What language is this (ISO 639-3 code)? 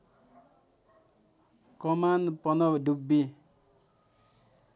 nep